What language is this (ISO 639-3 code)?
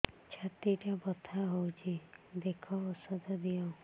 ori